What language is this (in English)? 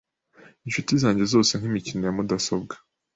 Kinyarwanda